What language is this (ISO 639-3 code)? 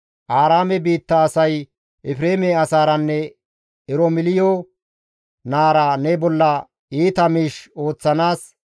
gmv